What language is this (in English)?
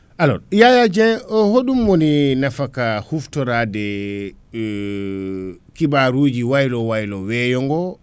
Fula